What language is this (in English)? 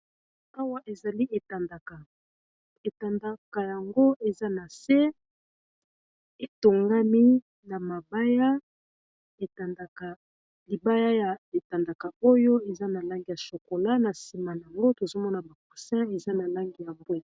Lingala